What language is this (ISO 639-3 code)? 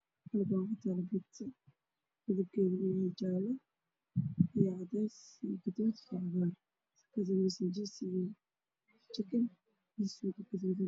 som